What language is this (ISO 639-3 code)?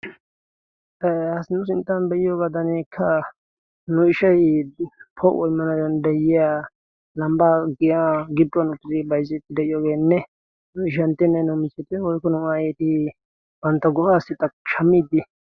wal